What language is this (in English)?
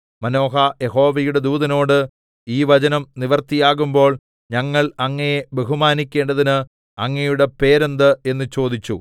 Malayalam